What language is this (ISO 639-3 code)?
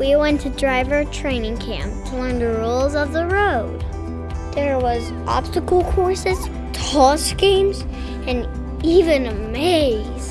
eng